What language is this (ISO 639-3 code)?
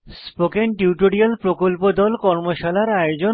ben